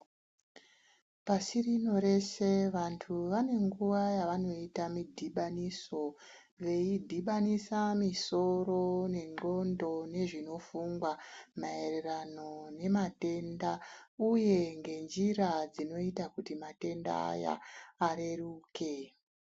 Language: Ndau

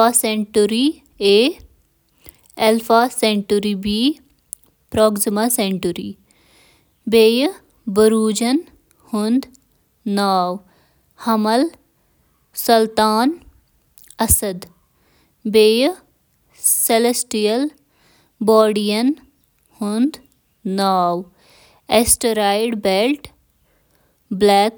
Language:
Kashmiri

